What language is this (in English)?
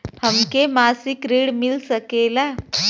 Bhojpuri